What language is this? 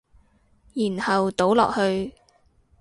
Cantonese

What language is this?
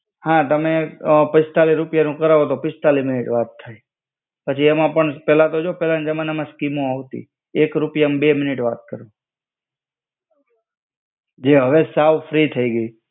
Gujarati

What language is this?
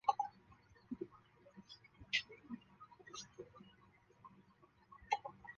Chinese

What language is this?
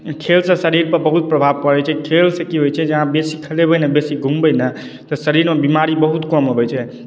Maithili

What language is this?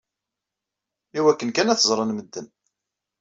Kabyle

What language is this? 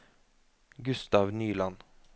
Norwegian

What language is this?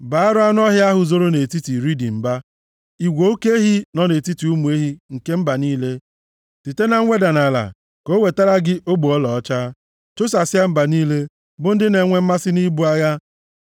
Igbo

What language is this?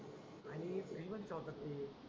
Marathi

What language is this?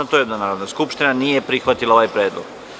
Serbian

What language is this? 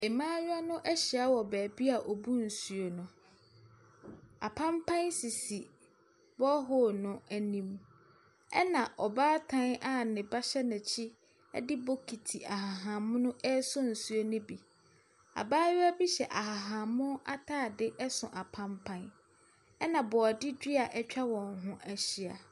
Akan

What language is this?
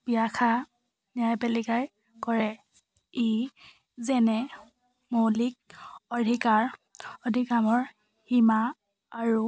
Assamese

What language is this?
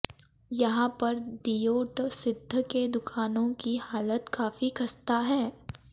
Hindi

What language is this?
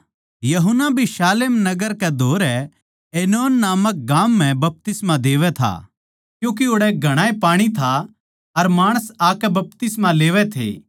Haryanvi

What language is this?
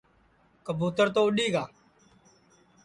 Sansi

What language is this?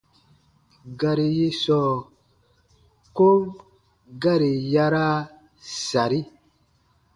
Baatonum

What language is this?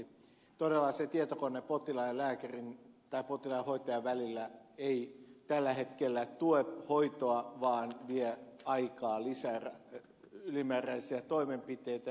Finnish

